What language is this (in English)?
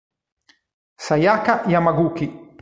Italian